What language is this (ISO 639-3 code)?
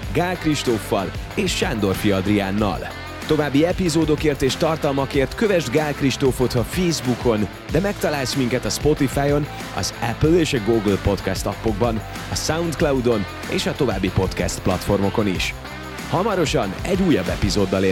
hun